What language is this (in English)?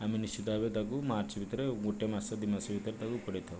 Odia